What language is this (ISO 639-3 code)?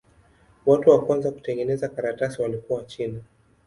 swa